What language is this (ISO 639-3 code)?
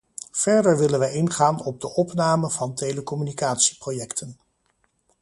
nld